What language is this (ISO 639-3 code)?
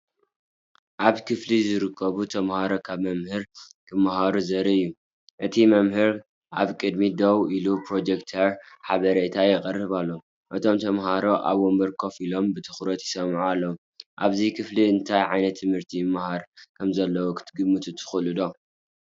tir